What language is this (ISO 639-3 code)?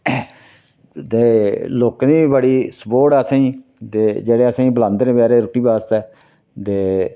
doi